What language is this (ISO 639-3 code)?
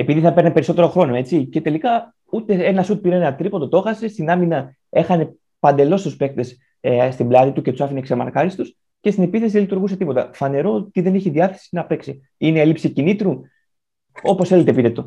ell